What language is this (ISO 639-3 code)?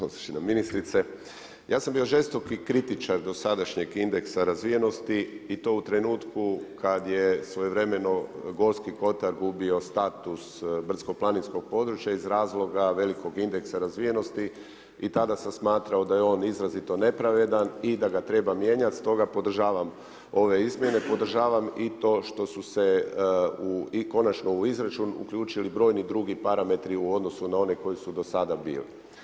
hrv